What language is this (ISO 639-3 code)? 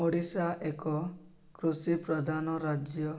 ori